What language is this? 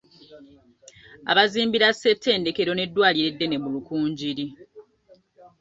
Ganda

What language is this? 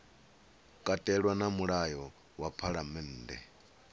Venda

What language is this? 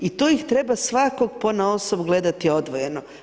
Croatian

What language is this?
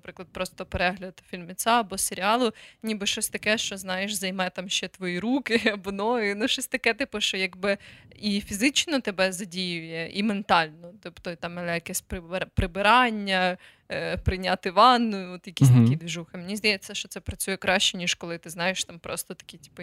Ukrainian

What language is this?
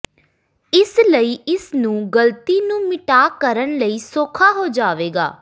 Punjabi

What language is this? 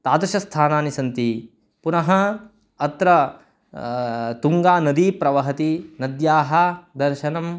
Sanskrit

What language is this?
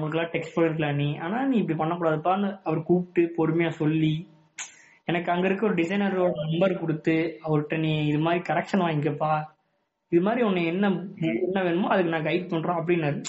Tamil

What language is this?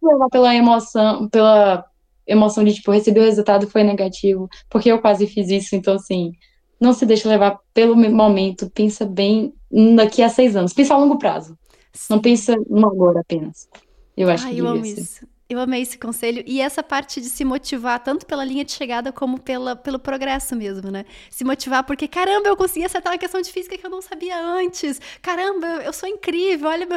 Portuguese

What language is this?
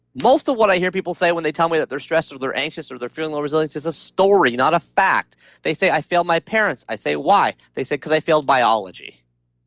English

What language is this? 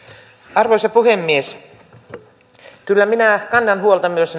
Finnish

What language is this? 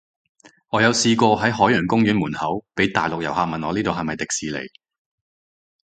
Cantonese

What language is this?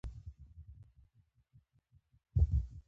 Pashto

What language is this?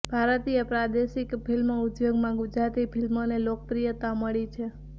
Gujarati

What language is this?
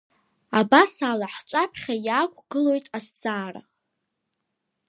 Abkhazian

